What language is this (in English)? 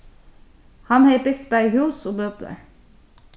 Faroese